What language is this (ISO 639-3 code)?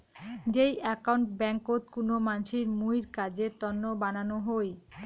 ben